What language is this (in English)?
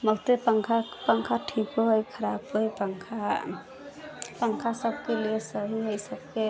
Maithili